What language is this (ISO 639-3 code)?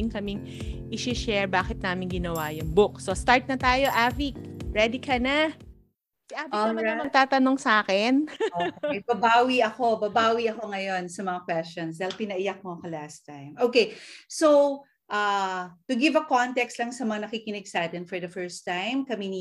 fil